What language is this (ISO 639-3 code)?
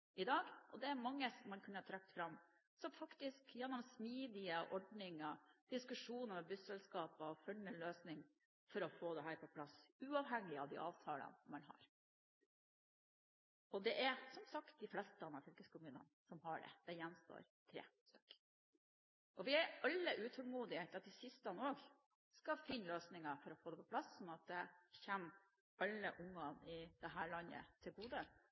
nob